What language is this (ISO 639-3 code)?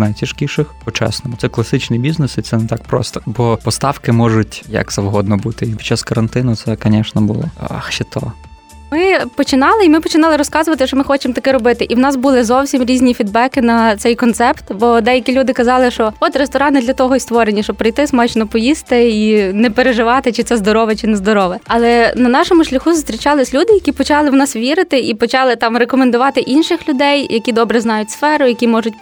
ukr